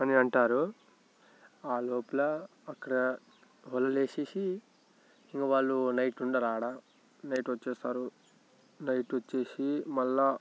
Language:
Telugu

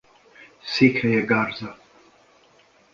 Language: Hungarian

